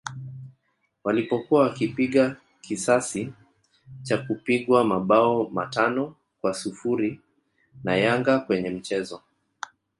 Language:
Swahili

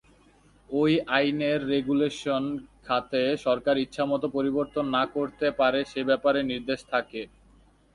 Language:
Bangla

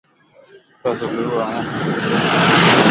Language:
Swahili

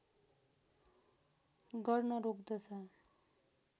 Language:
Nepali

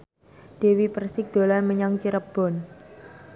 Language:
Javanese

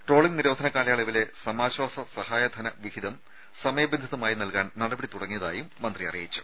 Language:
Malayalam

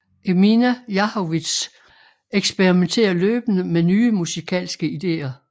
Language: Danish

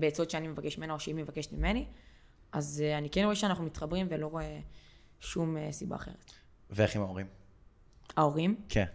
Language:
Hebrew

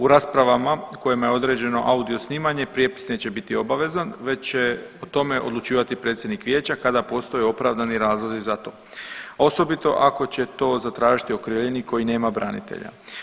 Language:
Croatian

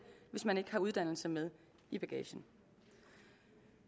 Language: Danish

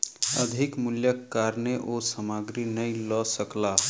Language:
Maithili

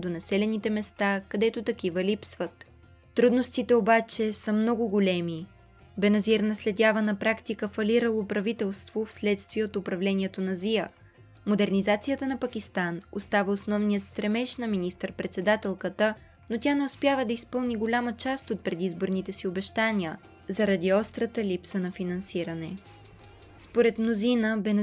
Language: Bulgarian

